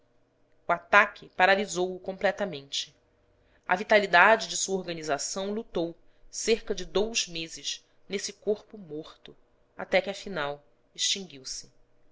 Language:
Portuguese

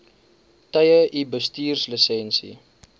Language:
Afrikaans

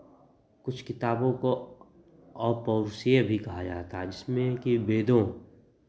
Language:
Hindi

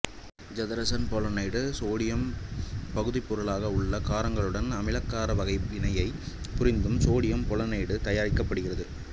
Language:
Tamil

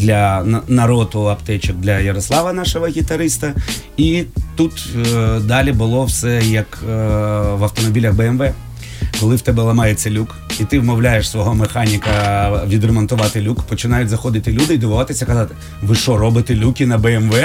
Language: Ukrainian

